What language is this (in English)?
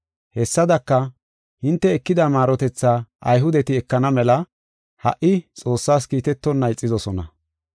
Gofa